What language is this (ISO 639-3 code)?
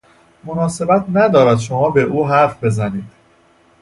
fas